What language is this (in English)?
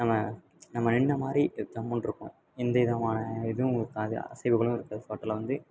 Tamil